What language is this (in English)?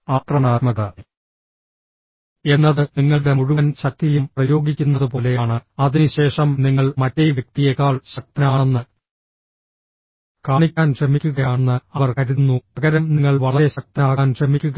Malayalam